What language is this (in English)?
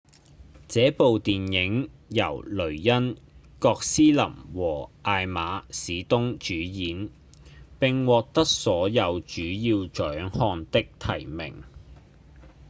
Cantonese